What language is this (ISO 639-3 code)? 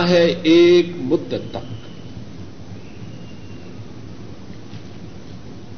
urd